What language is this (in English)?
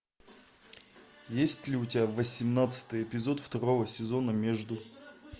Russian